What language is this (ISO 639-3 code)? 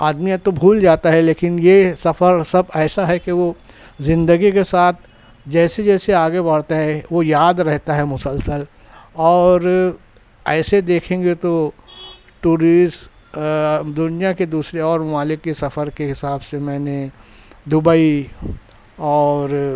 urd